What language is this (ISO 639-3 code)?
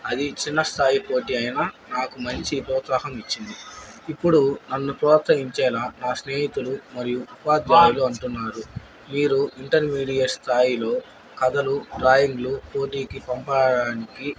tel